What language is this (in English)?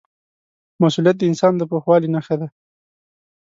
Pashto